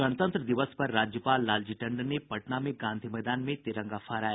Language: Hindi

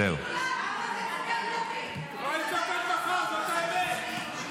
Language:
Hebrew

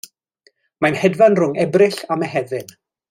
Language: Welsh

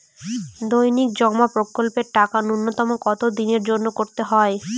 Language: Bangla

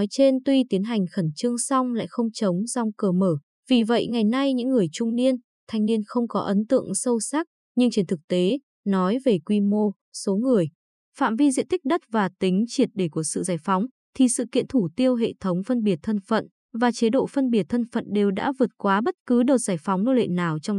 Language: Vietnamese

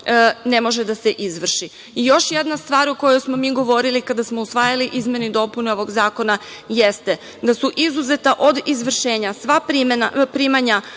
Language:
Serbian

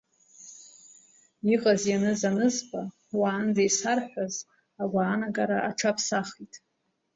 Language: Abkhazian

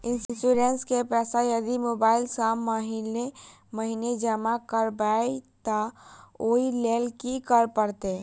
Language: Maithili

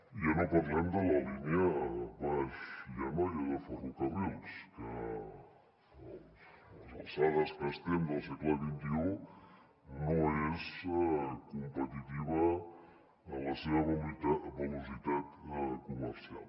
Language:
Catalan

